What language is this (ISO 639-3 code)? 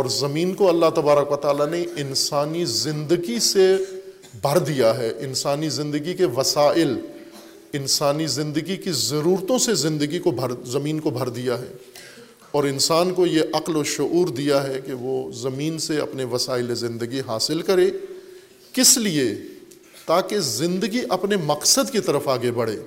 urd